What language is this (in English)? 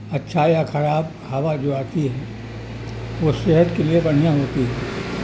Urdu